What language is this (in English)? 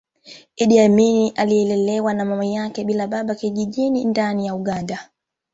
Swahili